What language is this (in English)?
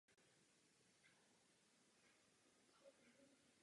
Czech